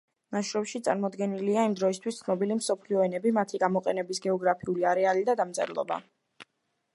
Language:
Georgian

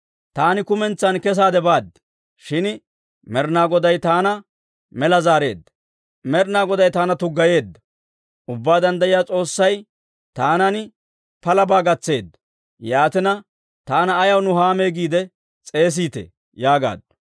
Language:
Dawro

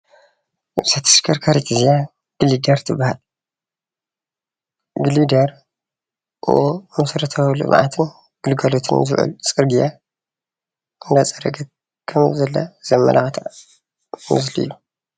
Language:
Tigrinya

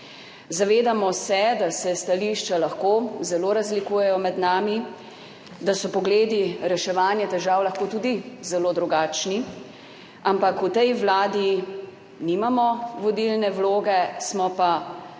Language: Slovenian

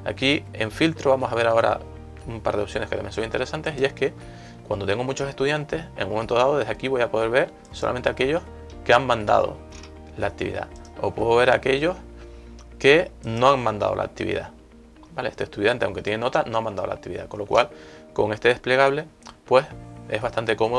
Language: Spanish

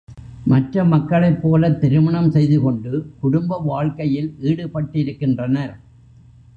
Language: Tamil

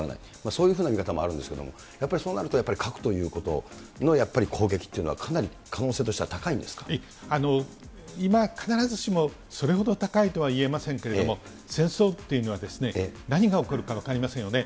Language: Japanese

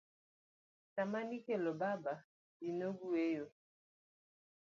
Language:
Luo (Kenya and Tanzania)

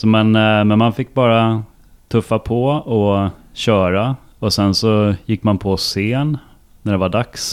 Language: Swedish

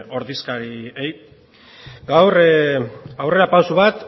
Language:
Basque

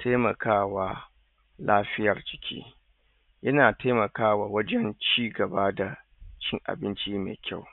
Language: Hausa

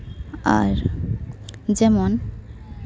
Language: Santali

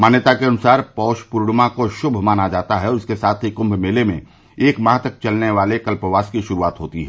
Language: Hindi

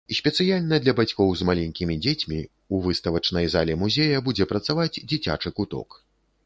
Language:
Belarusian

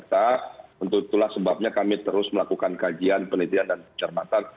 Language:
Indonesian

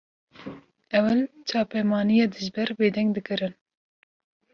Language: Kurdish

